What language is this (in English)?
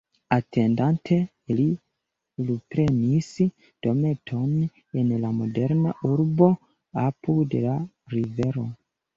Esperanto